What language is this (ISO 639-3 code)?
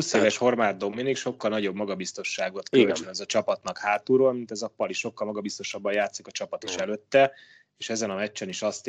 hun